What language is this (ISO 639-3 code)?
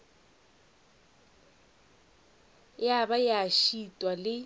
nso